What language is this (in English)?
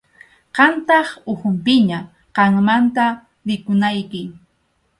Arequipa-La Unión Quechua